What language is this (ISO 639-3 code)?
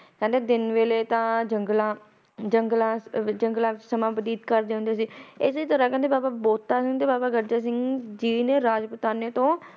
pan